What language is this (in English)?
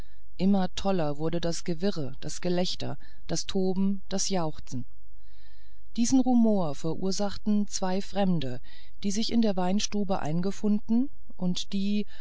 German